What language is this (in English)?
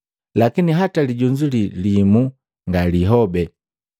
Matengo